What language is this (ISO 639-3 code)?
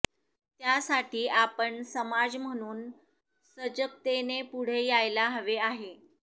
mar